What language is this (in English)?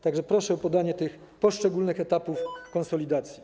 Polish